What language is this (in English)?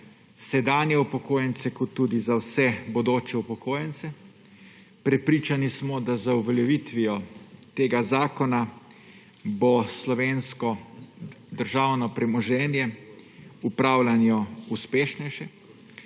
Slovenian